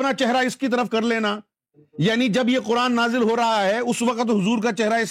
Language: Urdu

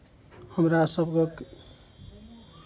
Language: Maithili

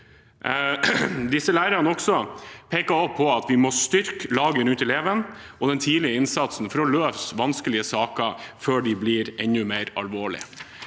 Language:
Norwegian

